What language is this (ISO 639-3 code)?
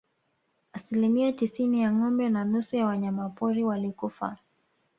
swa